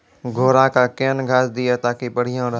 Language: Maithili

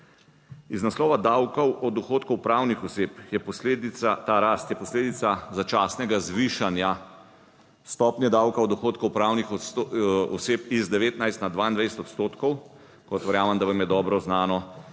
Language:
Slovenian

